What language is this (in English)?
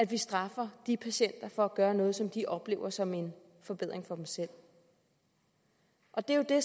Danish